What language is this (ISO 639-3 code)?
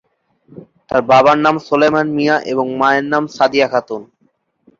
ben